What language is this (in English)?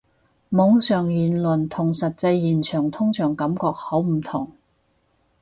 Cantonese